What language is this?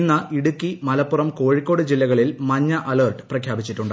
Malayalam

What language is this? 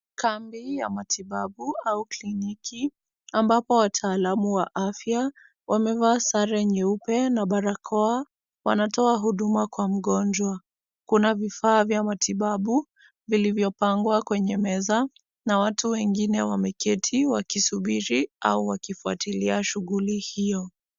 Swahili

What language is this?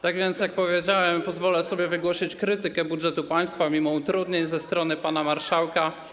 Polish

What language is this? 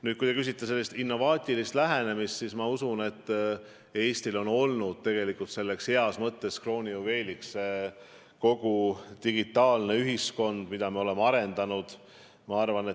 Estonian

